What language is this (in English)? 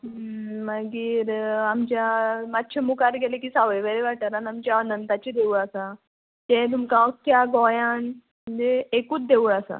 Konkani